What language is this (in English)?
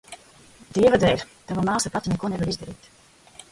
Latvian